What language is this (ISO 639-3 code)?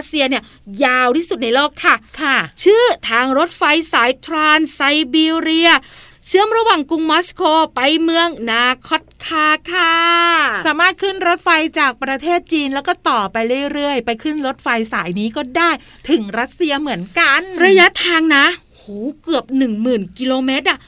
tha